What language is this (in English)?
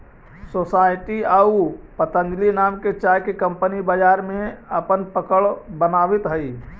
Magahi